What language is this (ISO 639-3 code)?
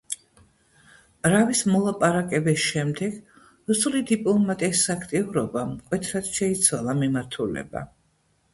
kat